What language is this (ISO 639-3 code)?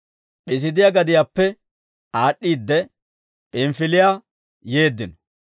dwr